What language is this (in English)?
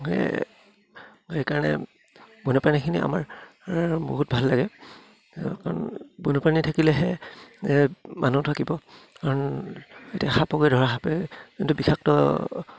Assamese